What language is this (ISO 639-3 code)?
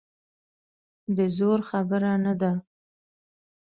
pus